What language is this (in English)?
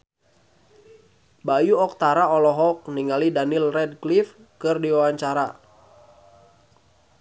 Sundanese